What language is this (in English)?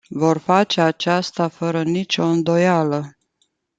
Romanian